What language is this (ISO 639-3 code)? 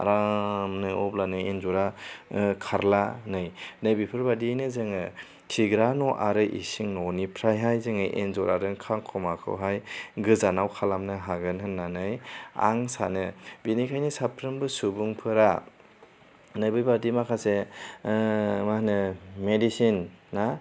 brx